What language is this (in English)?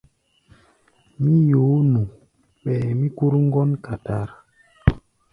Gbaya